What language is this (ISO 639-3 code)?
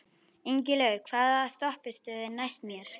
isl